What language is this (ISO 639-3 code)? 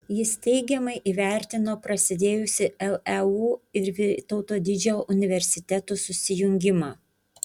lit